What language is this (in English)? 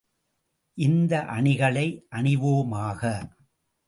Tamil